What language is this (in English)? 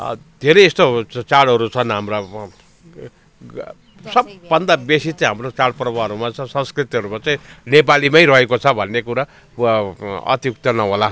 Nepali